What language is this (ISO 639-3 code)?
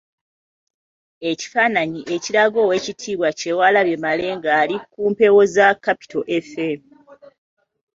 lug